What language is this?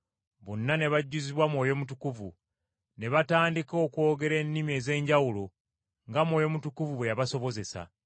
Ganda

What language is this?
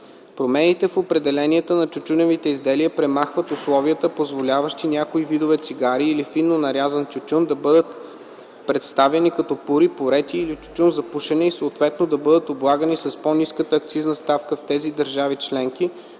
Bulgarian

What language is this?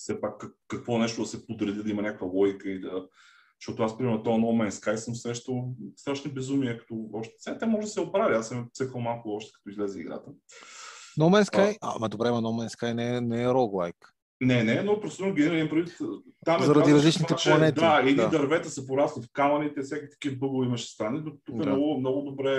Bulgarian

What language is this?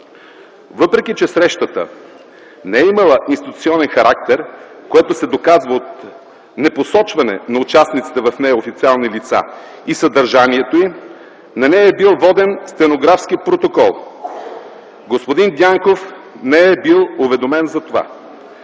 Bulgarian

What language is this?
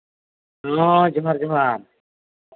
Santali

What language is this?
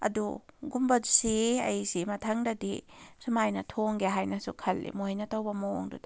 Manipuri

